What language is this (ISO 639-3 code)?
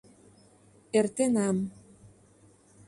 chm